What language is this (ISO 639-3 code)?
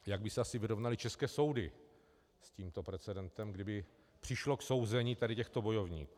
ces